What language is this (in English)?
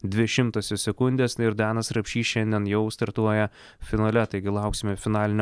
Lithuanian